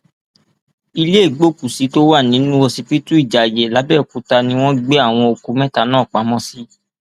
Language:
Yoruba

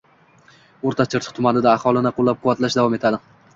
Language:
Uzbek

